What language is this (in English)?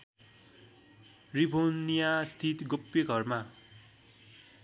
Nepali